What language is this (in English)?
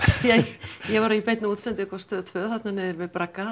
Icelandic